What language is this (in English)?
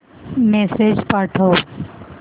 Marathi